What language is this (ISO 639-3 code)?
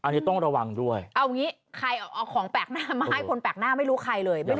tha